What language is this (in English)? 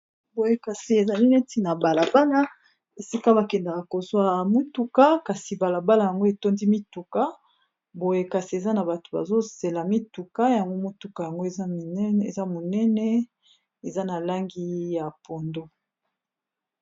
Lingala